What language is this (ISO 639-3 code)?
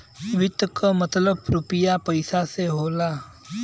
bho